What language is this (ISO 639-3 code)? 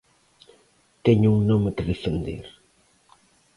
glg